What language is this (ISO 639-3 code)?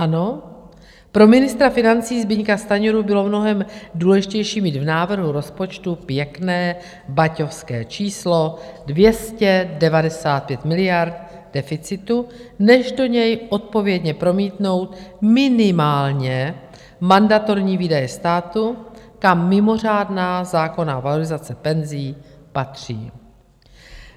ces